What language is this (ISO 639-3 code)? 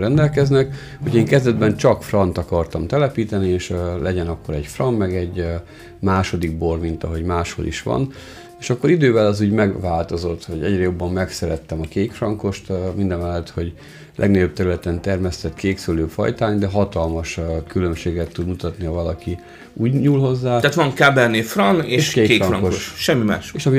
hun